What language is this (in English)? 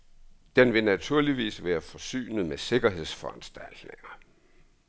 Danish